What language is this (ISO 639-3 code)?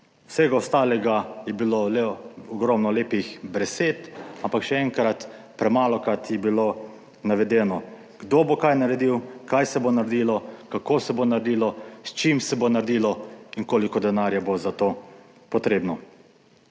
slv